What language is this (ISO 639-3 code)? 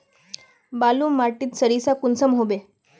mag